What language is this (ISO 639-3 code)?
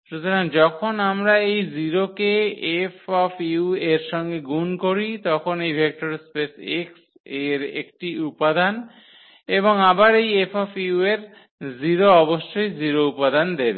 ben